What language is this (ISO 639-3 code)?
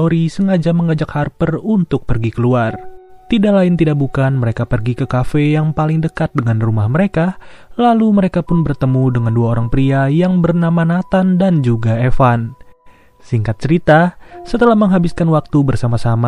ind